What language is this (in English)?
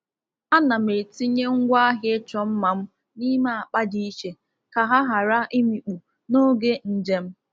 Igbo